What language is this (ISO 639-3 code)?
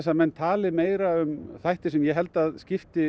isl